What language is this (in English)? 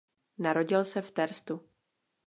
Czech